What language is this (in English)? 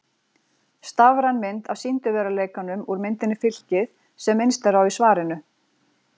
Icelandic